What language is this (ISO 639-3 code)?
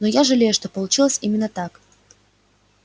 rus